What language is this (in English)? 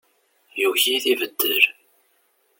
Kabyle